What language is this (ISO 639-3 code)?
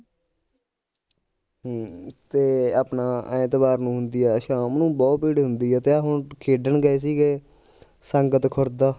pan